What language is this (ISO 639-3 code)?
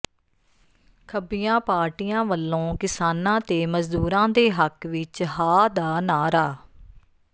pan